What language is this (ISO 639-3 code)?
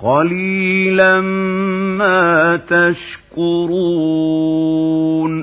ara